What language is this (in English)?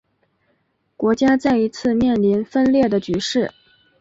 Chinese